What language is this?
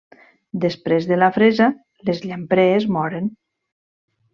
Catalan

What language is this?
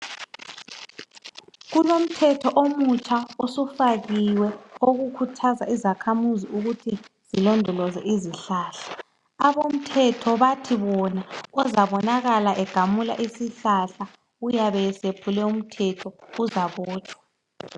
North Ndebele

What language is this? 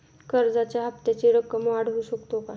Marathi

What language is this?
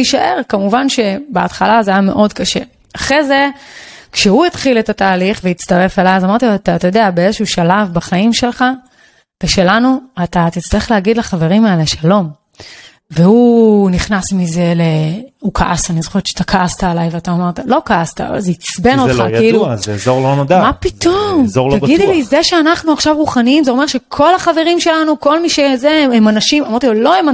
Hebrew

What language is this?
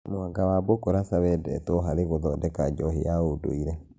Kikuyu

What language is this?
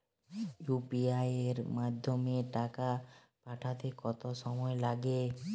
Bangla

